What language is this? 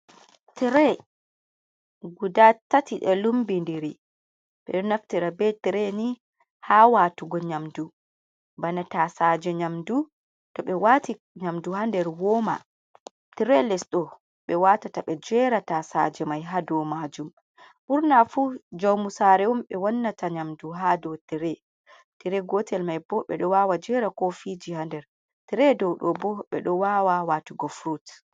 Fula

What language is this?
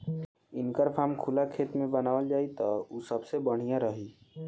Bhojpuri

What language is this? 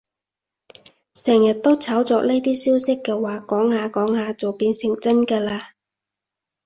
Cantonese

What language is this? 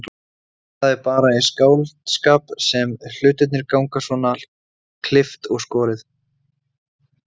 Icelandic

